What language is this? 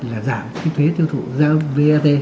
Vietnamese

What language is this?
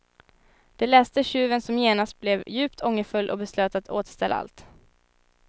Swedish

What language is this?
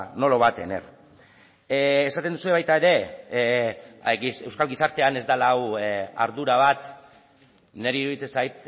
Basque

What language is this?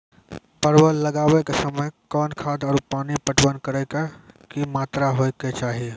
Maithili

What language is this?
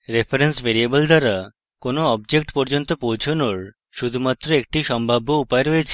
Bangla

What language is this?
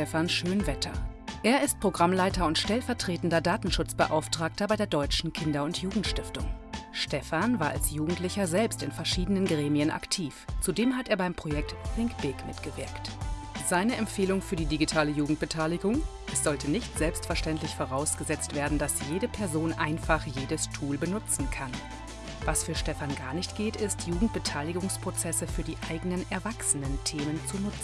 German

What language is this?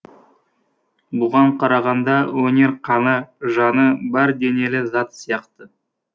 Kazakh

